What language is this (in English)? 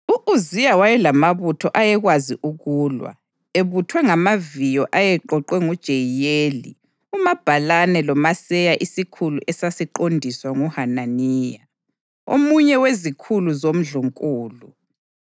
North Ndebele